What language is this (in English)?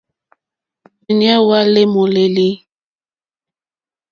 Mokpwe